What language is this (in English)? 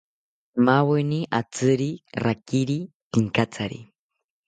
South Ucayali Ashéninka